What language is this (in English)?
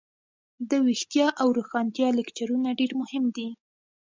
Pashto